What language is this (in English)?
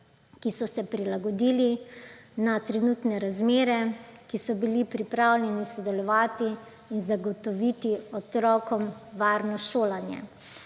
Slovenian